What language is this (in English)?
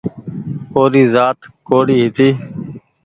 Goaria